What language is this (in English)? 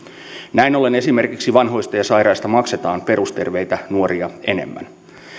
Finnish